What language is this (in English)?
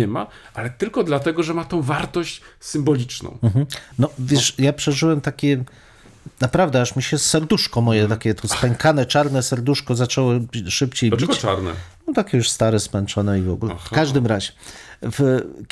Polish